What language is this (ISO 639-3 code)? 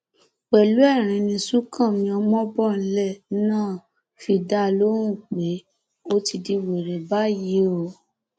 yor